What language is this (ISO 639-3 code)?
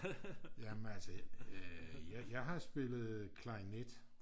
dan